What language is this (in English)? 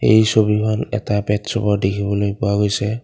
Assamese